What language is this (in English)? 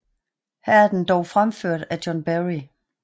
Danish